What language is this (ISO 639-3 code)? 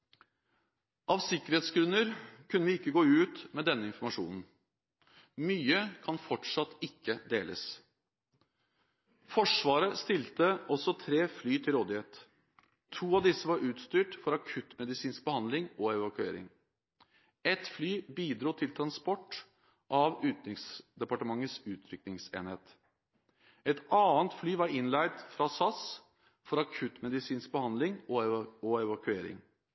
nob